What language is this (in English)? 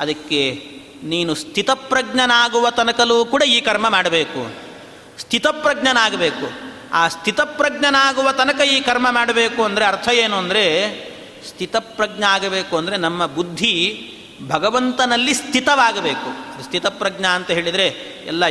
Kannada